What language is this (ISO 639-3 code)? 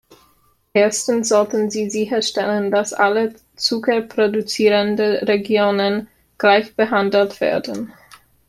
deu